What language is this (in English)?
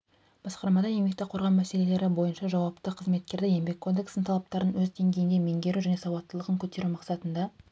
Kazakh